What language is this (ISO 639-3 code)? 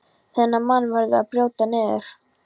isl